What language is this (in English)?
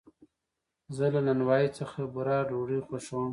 Pashto